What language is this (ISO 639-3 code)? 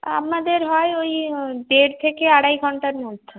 ben